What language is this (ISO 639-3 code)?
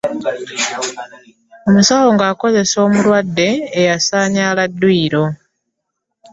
lug